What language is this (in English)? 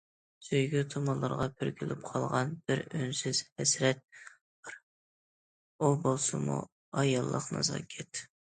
Uyghur